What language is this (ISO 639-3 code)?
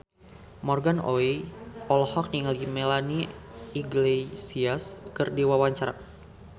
sun